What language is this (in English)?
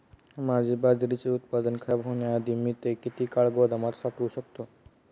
Marathi